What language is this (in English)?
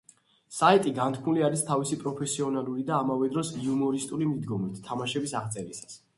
Georgian